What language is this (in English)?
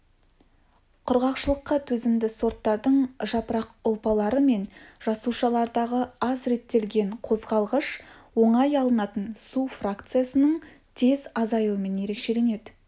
Kazakh